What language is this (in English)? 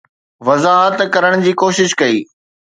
Sindhi